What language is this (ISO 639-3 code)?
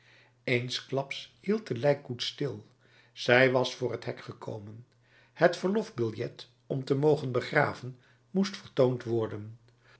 nld